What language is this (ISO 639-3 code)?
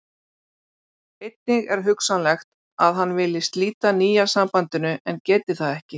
isl